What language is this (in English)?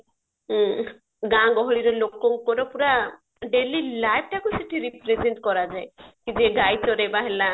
Odia